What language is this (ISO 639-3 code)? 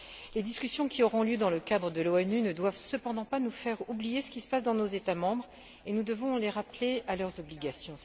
fra